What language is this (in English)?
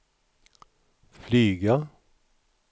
Swedish